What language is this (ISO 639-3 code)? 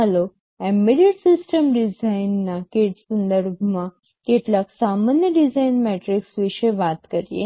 guj